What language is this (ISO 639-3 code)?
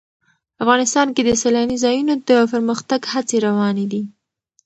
pus